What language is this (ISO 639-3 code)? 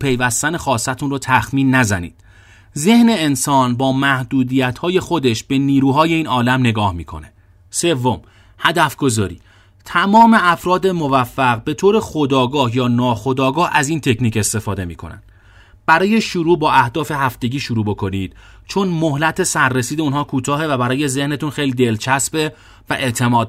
fas